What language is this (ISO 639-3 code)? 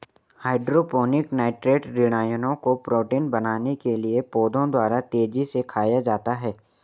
hin